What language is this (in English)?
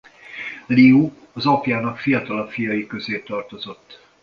Hungarian